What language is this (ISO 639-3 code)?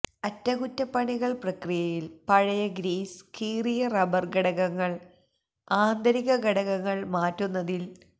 mal